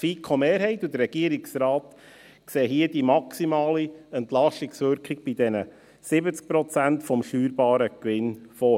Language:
Swiss German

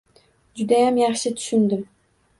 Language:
Uzbek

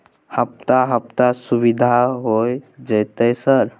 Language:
Maithili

